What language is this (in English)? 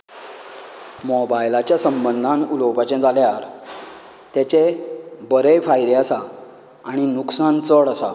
Konkani